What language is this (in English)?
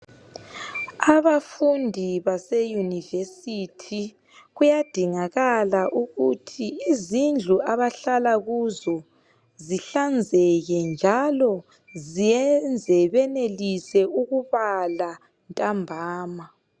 North Ndebele